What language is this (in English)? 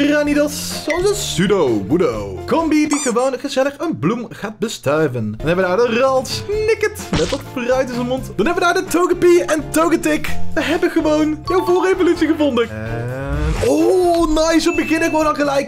Dutch